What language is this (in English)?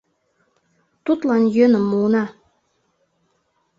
Mari